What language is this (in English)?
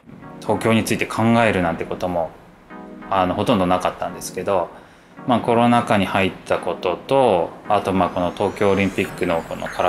Japanese